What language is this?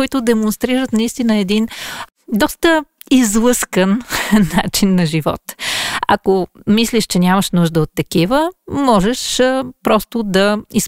Bulgarian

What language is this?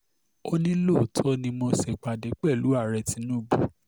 Yoruba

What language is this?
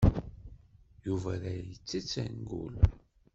Kabyle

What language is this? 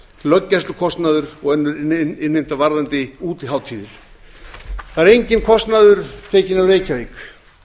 Icelandic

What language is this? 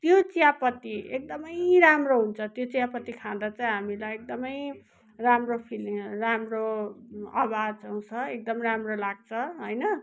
Nepali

